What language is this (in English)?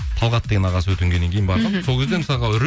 Kazakh